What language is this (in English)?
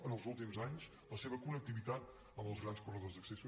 Catalan